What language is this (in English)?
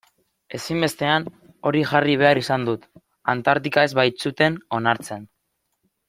Basque